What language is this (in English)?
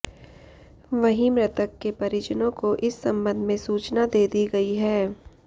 Hindi